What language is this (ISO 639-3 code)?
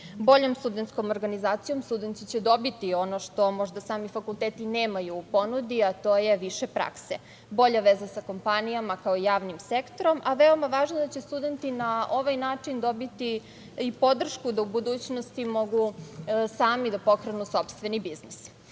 srp